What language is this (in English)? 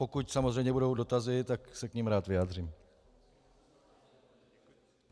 Czech